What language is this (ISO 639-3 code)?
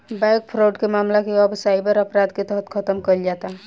bho